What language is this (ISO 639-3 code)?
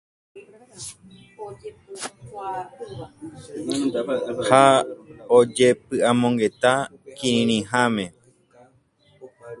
grn